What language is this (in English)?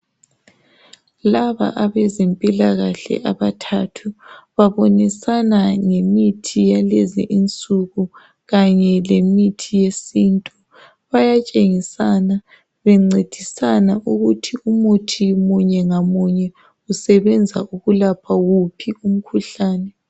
North Ndebele